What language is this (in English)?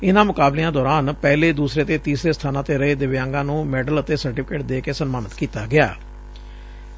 Punjabi